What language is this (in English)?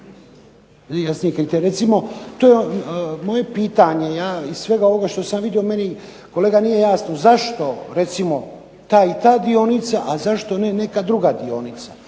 Croatian